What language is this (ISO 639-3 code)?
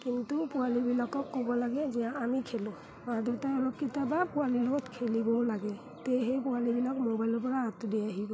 asm